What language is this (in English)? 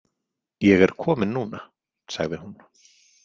Icelandic